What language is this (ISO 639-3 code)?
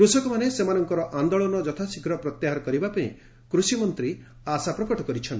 ori